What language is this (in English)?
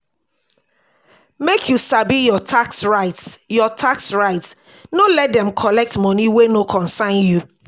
Nigerian Pidgin